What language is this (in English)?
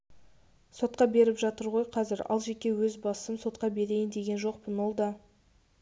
Kazakh